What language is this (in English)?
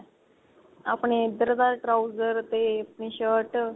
Punjabi